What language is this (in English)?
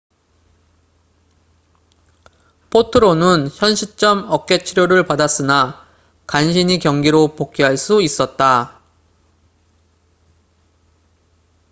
Korean